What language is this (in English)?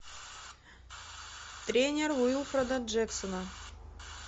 Russian